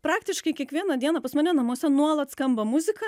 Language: Lithuanian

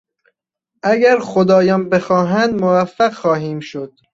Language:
Persian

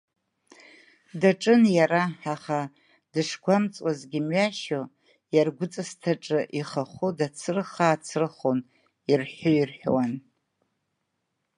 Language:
Abkhazian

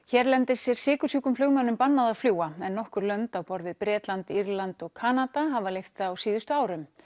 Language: Icelandic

